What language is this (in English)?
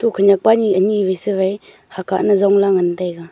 Wancho Naga